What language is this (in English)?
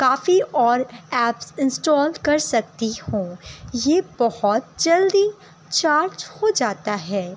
Urdu